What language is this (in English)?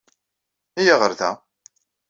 Kabyle